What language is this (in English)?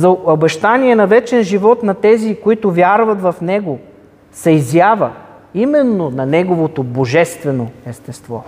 Bulgarian